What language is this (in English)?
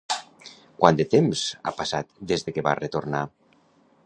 Catalan